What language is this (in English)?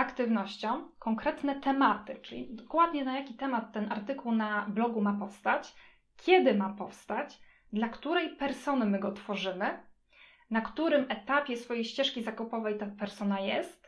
Polish